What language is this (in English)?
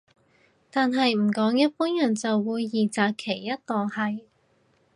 Cantonese